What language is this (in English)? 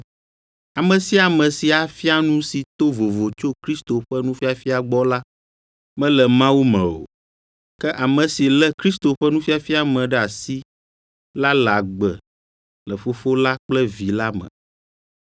Ewe